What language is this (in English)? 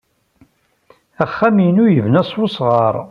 Kabyle